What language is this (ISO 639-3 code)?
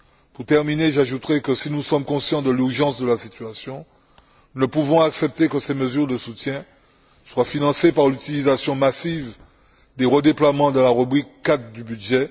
fra